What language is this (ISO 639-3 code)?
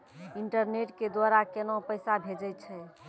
mai